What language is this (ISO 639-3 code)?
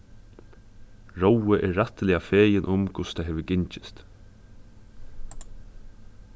fao